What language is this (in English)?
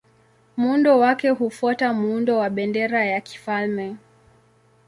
Swahili